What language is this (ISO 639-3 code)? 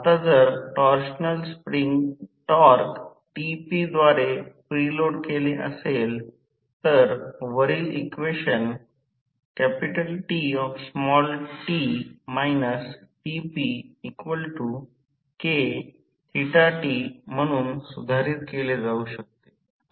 mar